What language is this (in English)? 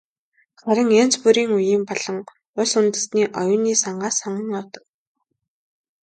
Mongolian